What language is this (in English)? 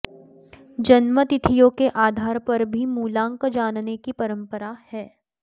Sanskrit